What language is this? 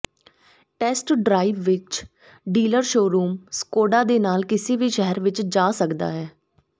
Punjabi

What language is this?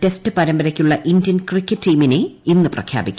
Malayalam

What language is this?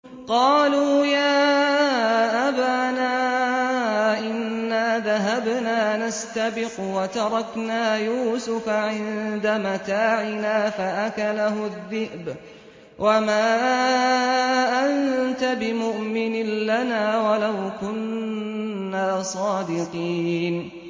Arabic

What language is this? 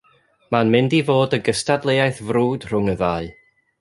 Welsh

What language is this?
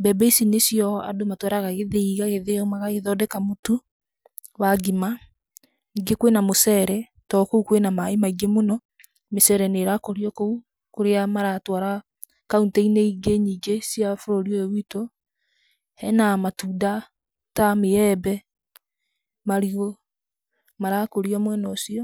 Kikuyu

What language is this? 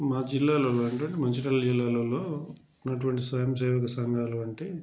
Telugu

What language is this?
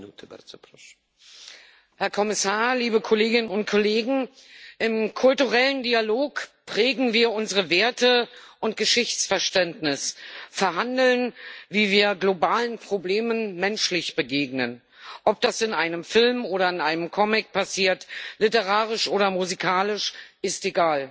German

